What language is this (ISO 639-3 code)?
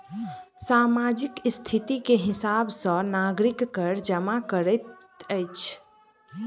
mai